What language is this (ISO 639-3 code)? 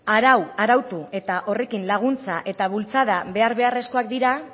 eus